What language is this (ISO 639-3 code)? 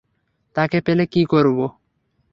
ben